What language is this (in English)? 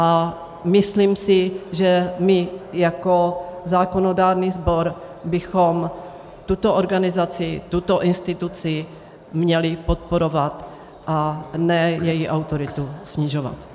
Czech